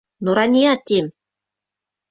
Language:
Bashkir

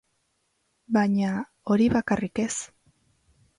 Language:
Basque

